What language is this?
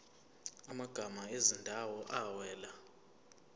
Zulu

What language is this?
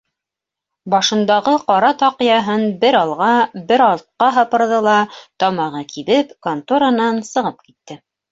Bashkir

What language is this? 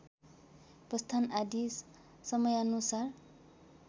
Nepali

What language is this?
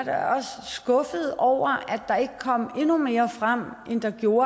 Danish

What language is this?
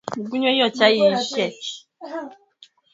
Swahili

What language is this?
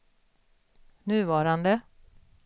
Swedish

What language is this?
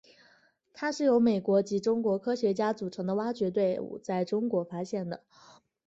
Chinese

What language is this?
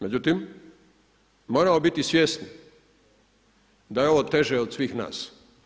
Croatian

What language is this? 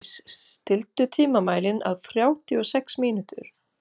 Icelandic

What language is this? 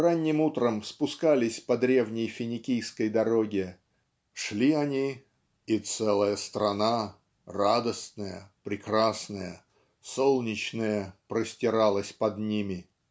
Russian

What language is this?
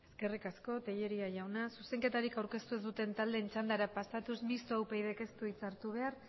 Basque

